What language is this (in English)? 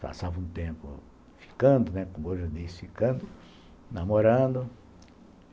Portuguese